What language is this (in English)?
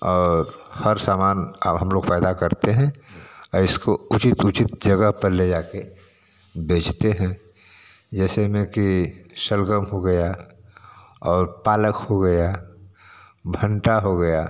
Hindi